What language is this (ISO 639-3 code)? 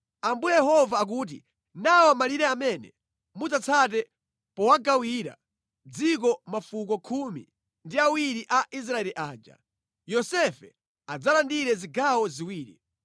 nya